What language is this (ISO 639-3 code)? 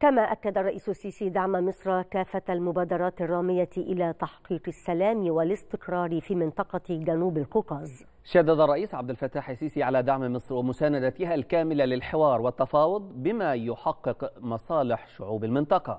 ara